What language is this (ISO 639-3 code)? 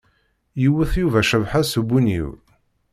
kab